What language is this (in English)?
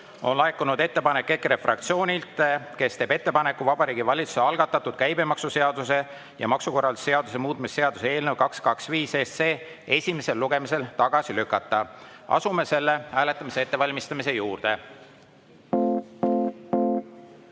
Estonian